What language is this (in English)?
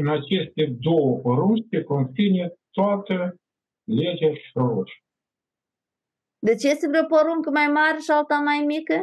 Romanian